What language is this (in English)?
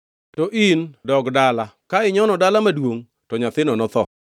Luo (Kenya and Tanzania)